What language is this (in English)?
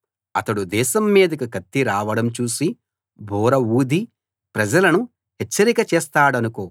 Telugu